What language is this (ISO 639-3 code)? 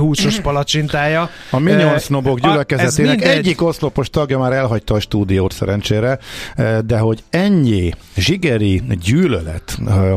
hun